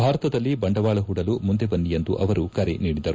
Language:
Kannada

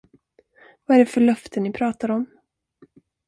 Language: Swedish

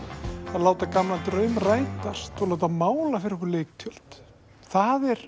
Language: Icelandic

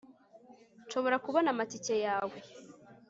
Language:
Kinyarwanda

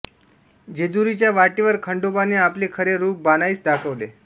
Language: Marathi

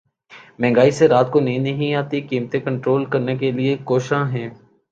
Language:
Urdu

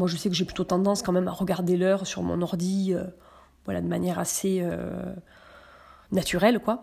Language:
French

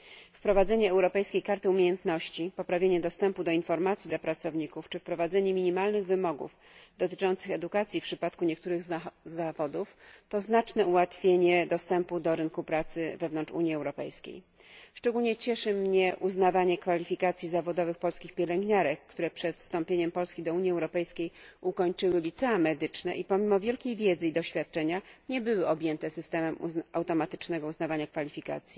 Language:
Polish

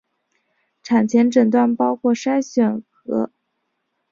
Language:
Chinese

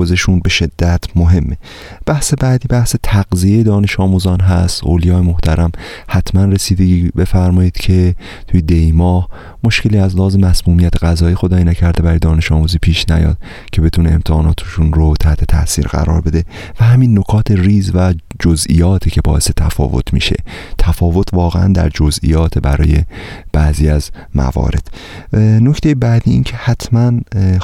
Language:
Persian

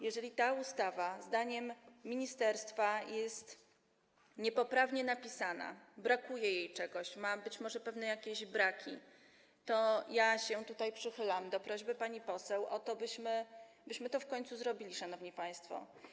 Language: Polish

